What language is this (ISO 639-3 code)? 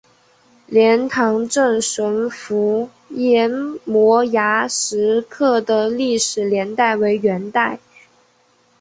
zho